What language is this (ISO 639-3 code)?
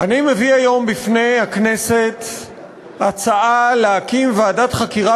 heb